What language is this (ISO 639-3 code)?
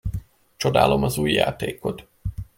hun